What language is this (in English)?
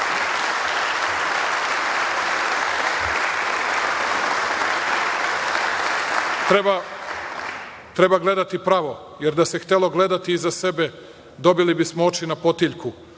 Serbian